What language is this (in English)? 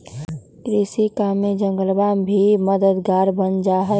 Magahi